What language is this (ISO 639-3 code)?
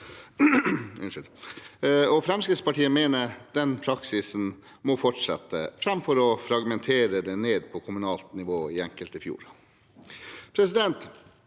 nor